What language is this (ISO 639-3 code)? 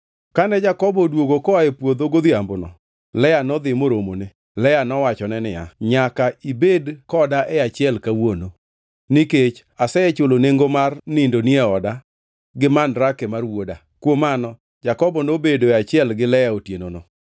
luo